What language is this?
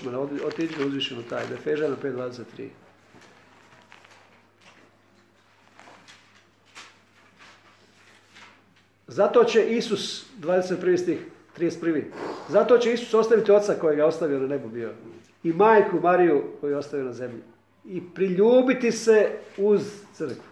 Croatian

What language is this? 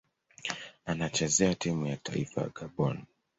Swahili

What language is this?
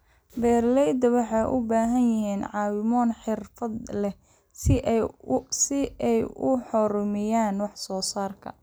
Somali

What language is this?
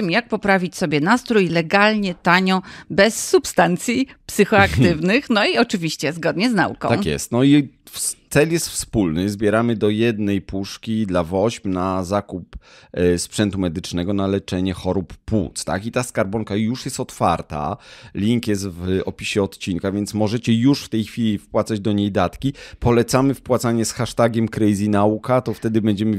Polish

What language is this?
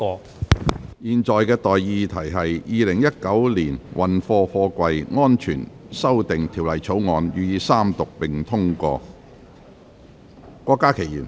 Cantonese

